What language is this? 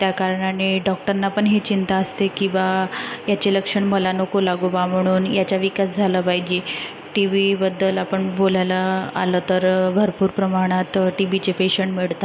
Marathi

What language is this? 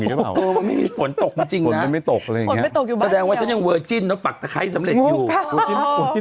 Thai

